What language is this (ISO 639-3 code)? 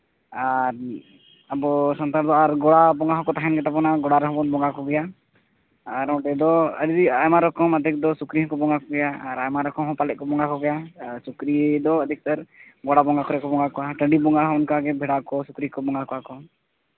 sat